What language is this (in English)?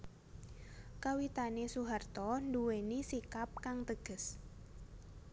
Javanese